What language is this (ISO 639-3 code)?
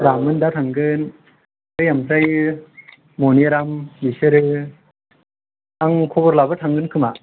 brx